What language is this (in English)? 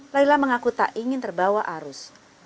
Indonesian